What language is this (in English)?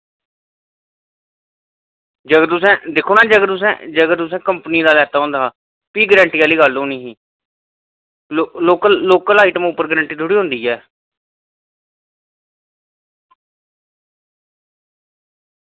Dogri